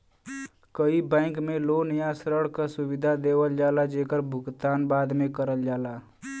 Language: Bhojpuri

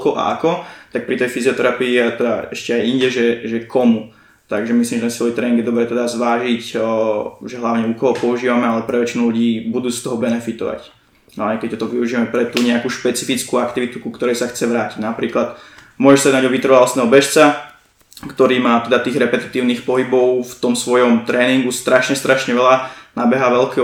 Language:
Slovak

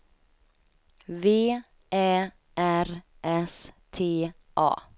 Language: Swedish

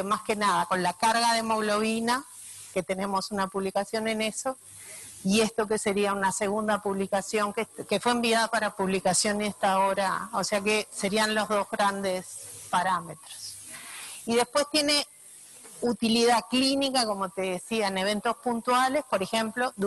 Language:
Spanish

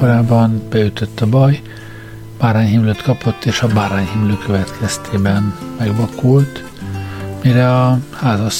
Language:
Hungarian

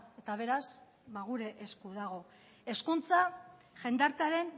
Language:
Basque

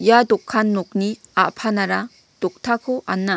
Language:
Garo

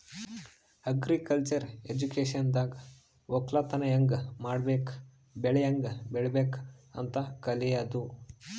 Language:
Kannada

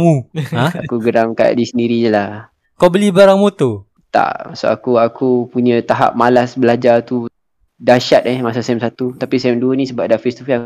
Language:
Malay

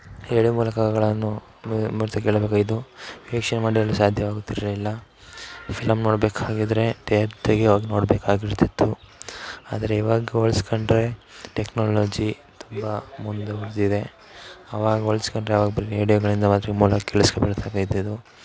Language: Kannada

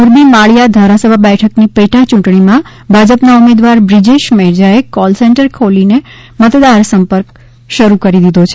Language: Gujarati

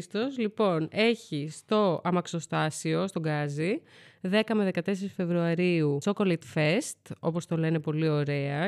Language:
Greek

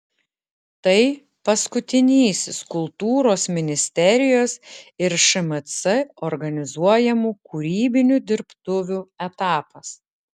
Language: Lithuanian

